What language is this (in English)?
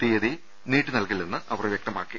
Malayalam